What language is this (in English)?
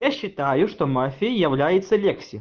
Russian